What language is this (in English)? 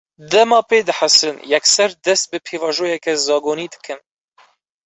Kurdish